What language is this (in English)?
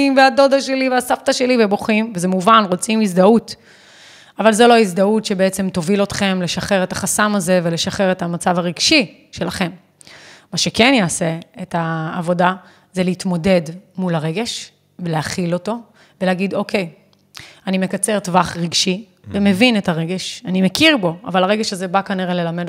Hebrew